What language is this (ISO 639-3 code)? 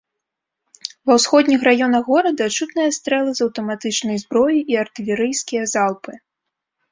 bel